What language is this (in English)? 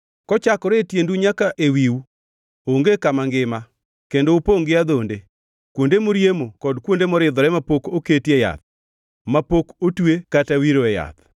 Luo (Kenya and Tanzania)